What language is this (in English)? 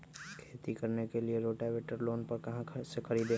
Magahi